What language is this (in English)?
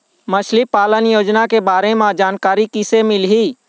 Chhattisgarhi